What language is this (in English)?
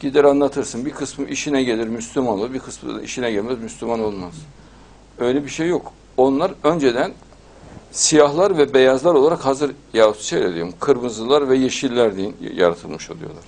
Turkish